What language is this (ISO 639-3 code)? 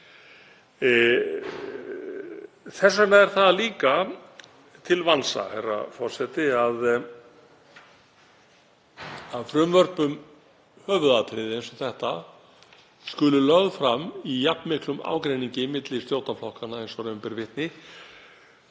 isl